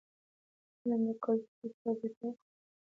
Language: Pashto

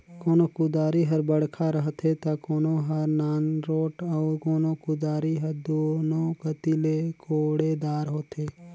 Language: Chhattisgarhi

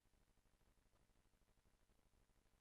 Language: Hebrew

